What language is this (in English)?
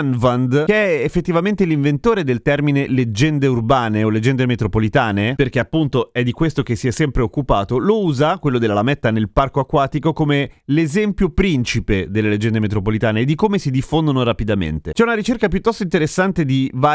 Italian